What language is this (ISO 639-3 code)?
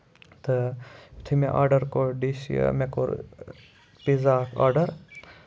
kas